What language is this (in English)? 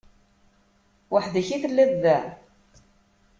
Kabyle